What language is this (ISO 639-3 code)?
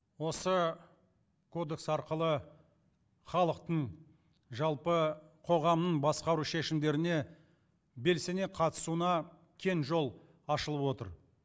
kaz